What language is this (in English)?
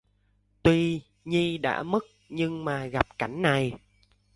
Vietnamese